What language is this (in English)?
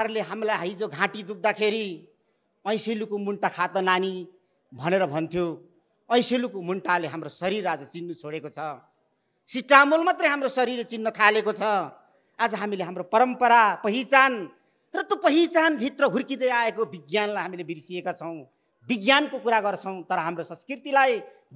Indonesian